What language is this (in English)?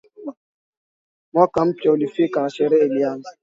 Swahili